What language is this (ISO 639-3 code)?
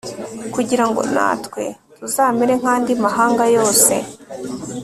kin